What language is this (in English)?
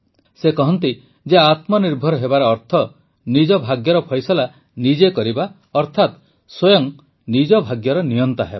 Odia